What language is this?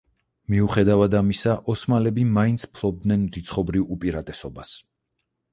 Georgian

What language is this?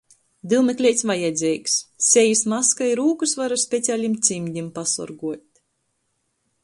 Latgalian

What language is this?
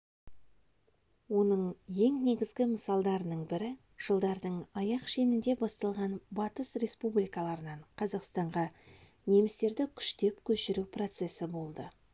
Kazakh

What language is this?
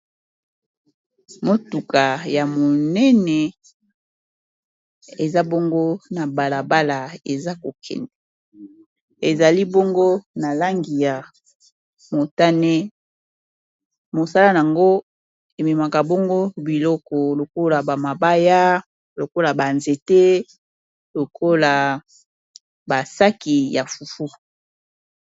Lingala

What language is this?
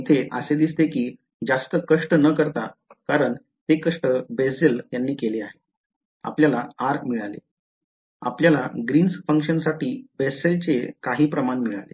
Marathi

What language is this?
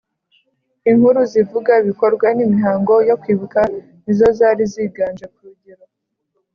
Kinyarwanda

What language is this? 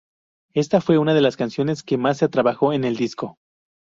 Spanish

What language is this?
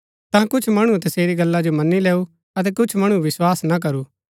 Gaddi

